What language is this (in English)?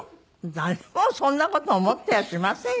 Japanese